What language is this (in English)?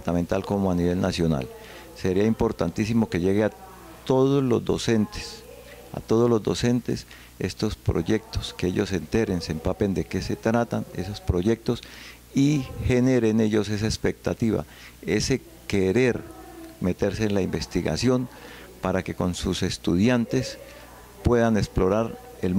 Spanish